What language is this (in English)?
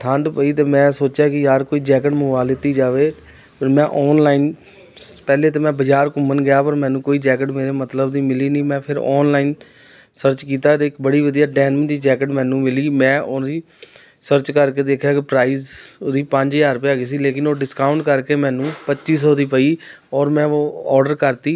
Punjabi